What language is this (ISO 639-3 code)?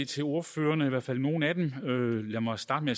dan